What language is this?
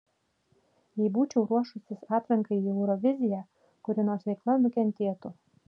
Lithuanian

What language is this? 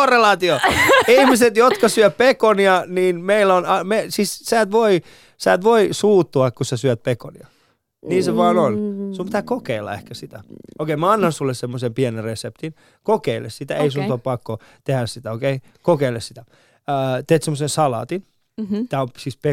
Finnish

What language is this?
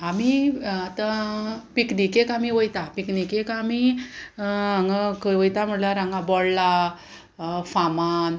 Konkani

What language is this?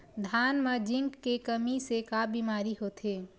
Chhattisgarhi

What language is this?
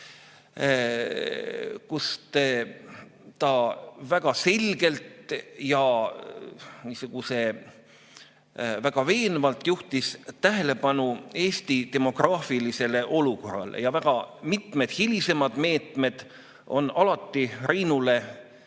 Estonian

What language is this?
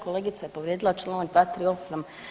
Croatian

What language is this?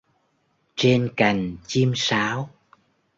Vietnamese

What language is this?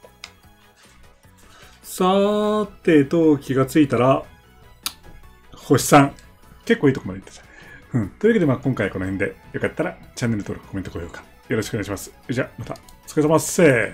Japanese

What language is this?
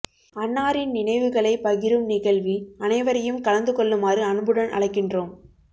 Tamil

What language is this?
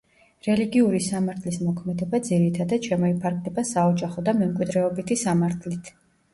Georgian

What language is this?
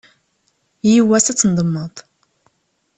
Kabyle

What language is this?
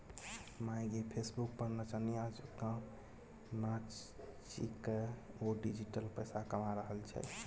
Maithili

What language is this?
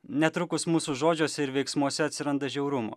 Lithuanian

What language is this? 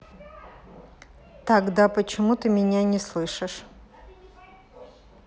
Russian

